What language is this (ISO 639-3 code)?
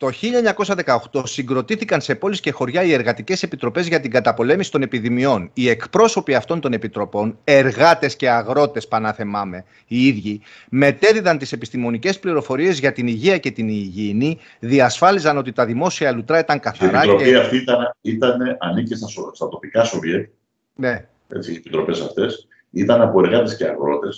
ell